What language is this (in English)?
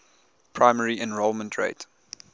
English